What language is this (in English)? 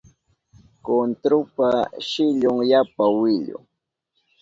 Southern Pastaza Quechua